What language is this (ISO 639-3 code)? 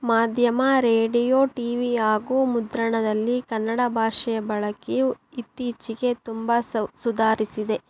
kan